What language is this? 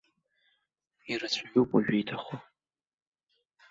Abkhazian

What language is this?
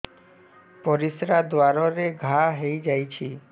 Odia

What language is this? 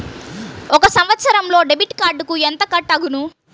Telugu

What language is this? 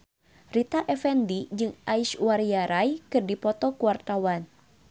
Sundanese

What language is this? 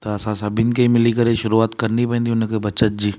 Sindhi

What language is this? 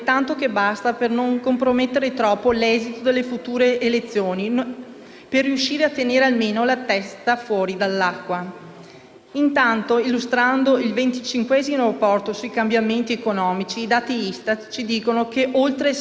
Italian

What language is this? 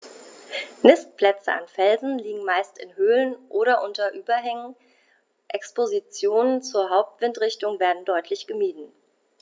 German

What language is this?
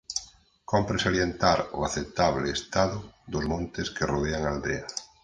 Galician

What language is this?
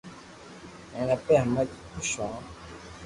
Loarki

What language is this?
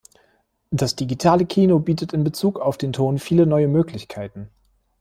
German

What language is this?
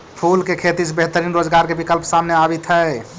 Magahi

